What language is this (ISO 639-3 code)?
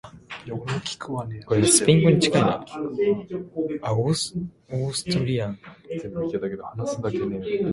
ast